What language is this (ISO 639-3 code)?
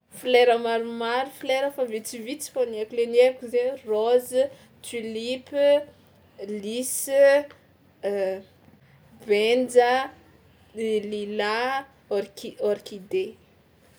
xmw